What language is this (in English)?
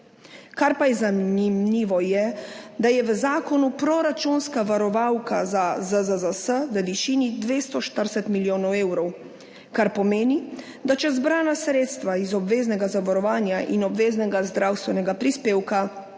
Slovenian